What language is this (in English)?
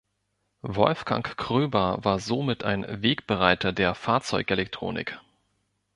German